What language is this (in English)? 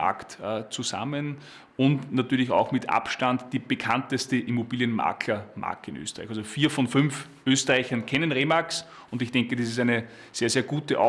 German